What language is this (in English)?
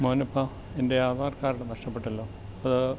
Malayalam